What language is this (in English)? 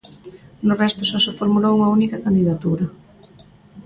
Galician